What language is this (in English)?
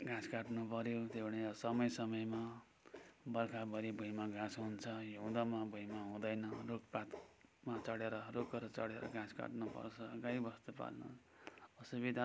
Nepali